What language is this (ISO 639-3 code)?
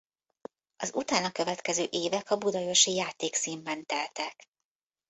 hun